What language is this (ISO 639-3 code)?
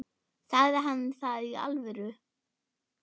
isl